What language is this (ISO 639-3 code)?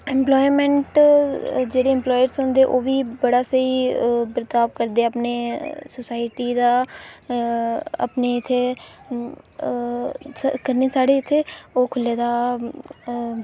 doi